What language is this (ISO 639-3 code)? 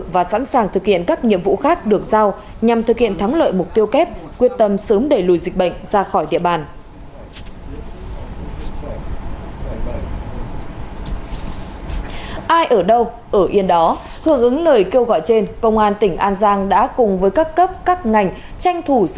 vie